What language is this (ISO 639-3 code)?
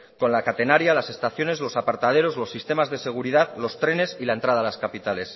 spa